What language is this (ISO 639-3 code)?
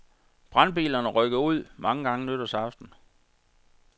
dan